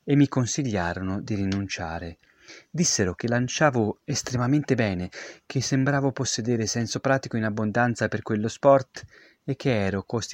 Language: Italian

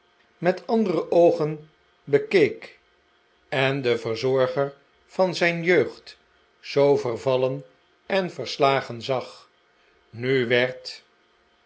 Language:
Dutch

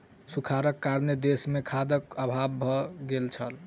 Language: Maithili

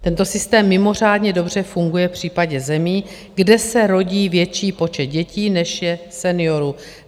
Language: Czech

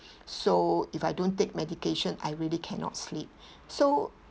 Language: English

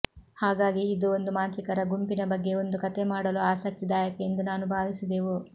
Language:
Kannada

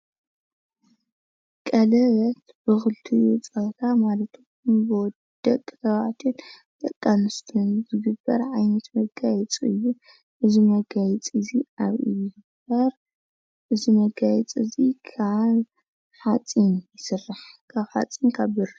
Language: Tigrinya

